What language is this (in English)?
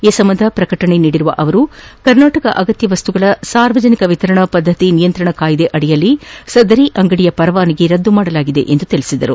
Kannada